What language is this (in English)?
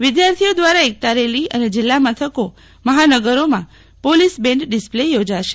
Gujarati